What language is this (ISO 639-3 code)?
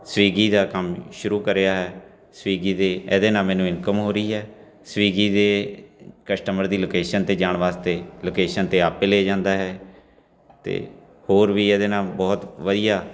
pan